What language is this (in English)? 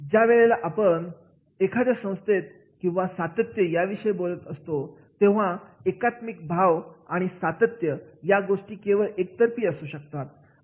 Marathi